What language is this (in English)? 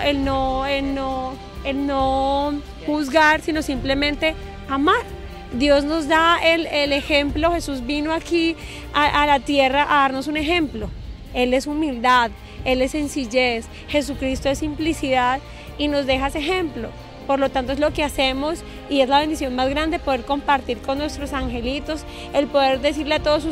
Spanish